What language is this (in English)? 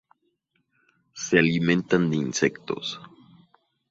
Spanish